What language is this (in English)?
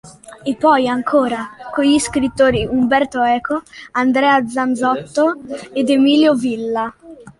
Italian